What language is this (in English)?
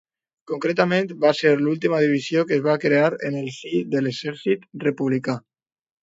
Catalan